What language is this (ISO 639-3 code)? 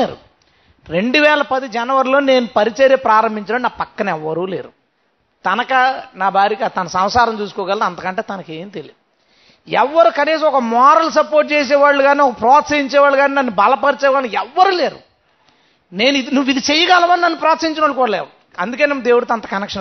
tel